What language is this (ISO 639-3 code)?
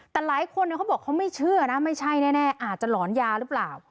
tha